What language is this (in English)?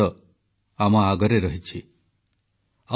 Odia